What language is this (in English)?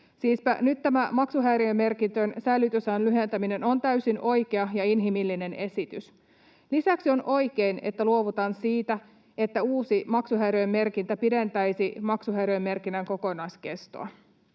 Finnish